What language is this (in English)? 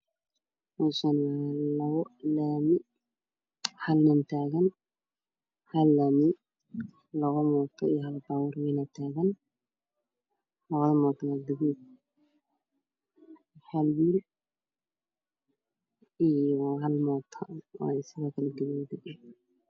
Somali